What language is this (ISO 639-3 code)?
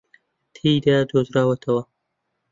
ckb